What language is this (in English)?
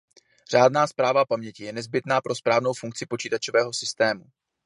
Czech